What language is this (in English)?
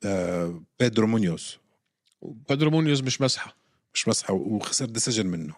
Arabic